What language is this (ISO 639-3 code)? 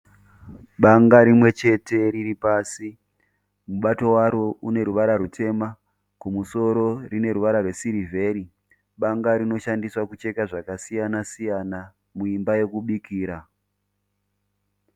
sna